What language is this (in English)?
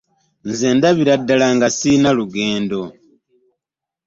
Ganda